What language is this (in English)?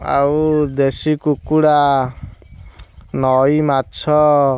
Odia